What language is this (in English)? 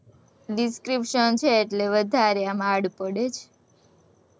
Gujarati